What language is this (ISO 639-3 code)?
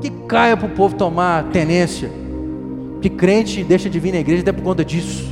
por